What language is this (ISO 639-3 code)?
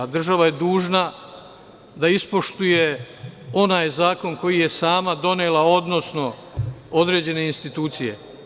srp